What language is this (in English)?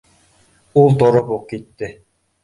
Bashkir